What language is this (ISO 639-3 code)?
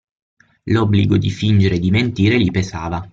ita